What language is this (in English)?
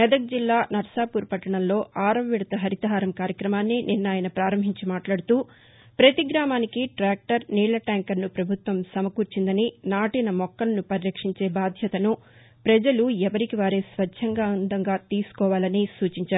Telugu